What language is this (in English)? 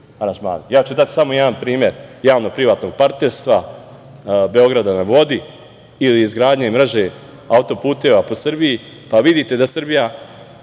Serbian